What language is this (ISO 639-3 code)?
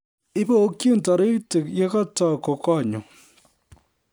kln